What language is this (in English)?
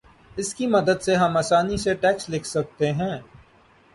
Urdu